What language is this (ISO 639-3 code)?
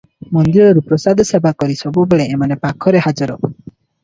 ori